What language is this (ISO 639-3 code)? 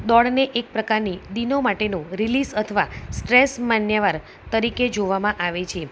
guj